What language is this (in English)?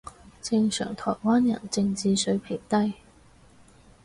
Cantonese